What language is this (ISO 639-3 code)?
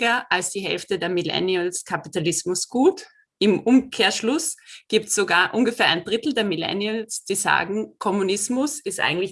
deu